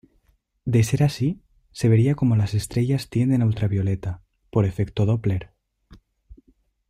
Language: Spanish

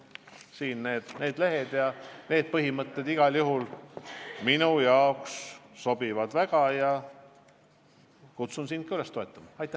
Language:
Estonian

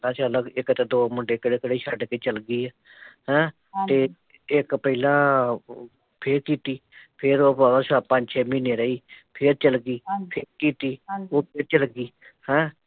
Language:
Punjabi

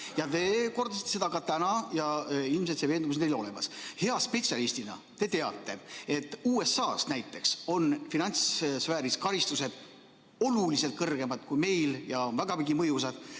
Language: Estonian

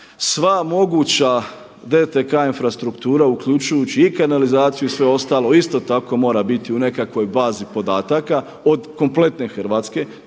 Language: Croatian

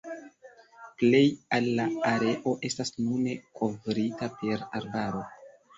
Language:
Esperanto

